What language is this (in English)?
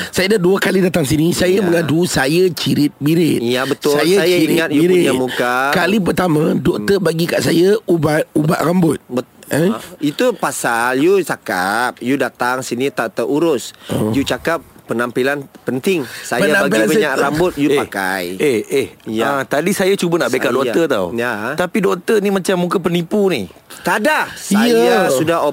Malay